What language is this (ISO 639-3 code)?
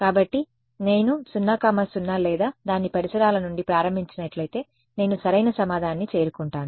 tel